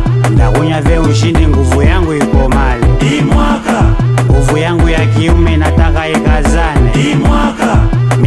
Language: Romanian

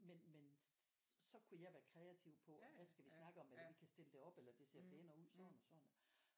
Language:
Danish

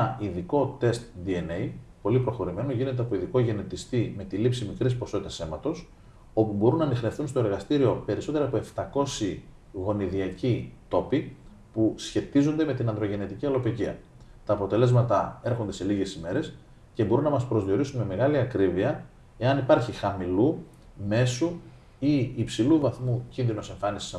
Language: Greek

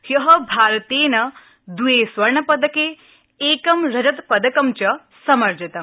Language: Sanskrit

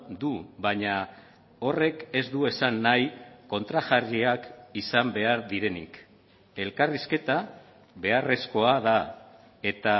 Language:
Basque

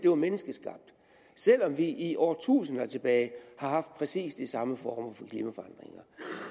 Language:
Danish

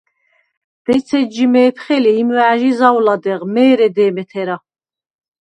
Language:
Svan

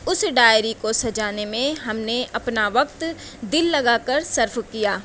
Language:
Urdu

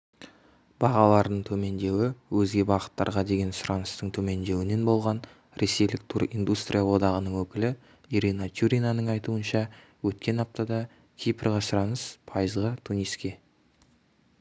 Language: Kazakh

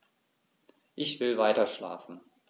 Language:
German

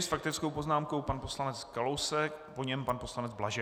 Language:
Czech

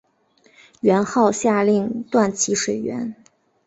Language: Chinese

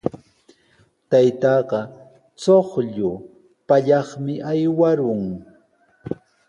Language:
Sihuas Ancash Quechua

